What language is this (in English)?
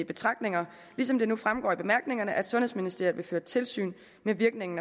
Danish